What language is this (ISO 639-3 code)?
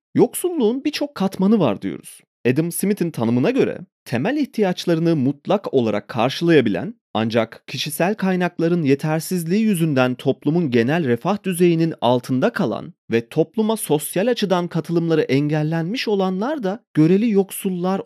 tur